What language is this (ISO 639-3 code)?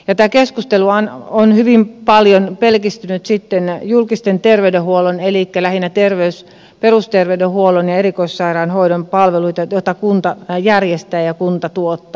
fin